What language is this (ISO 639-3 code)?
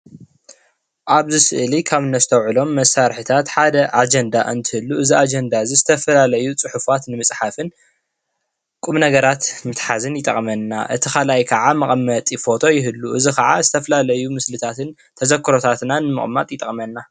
tir